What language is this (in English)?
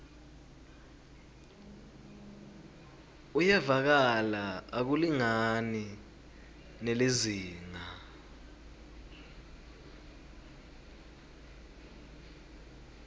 Swati